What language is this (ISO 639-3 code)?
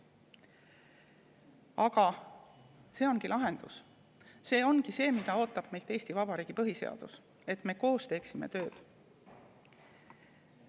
est